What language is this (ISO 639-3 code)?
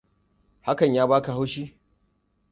hau